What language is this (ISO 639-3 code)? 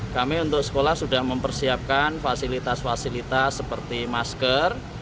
ind